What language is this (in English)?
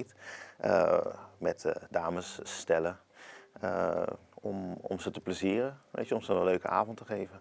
Dutch